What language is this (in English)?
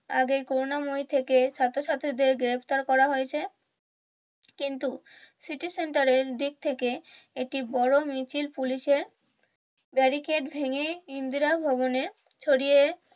Bangla